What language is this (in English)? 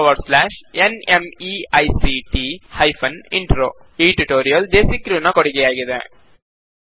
Kannada